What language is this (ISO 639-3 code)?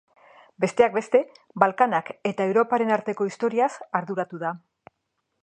eus